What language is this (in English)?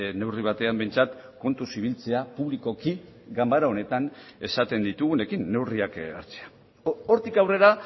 Basque